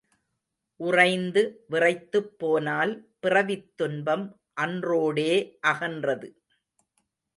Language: Tamil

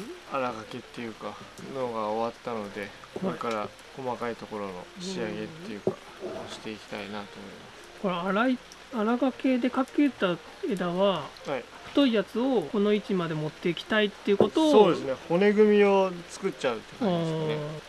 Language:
Japanese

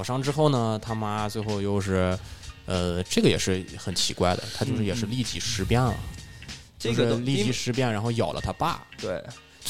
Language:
Chinese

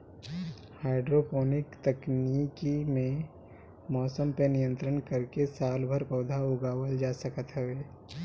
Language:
Bhojpuri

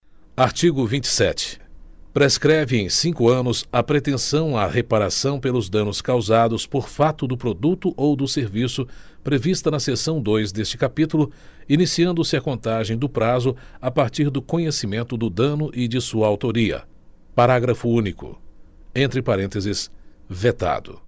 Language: Portuguese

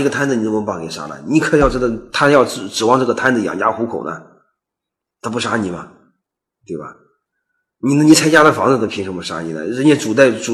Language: Chinese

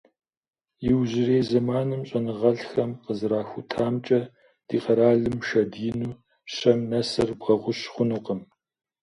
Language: Kabardian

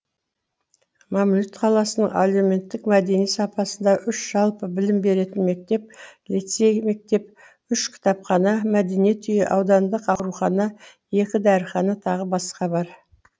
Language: Kazakh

